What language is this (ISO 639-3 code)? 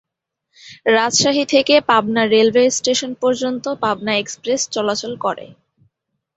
ben